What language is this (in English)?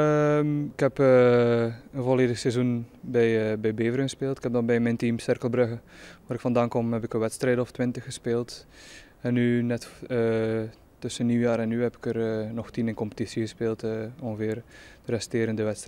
Dutch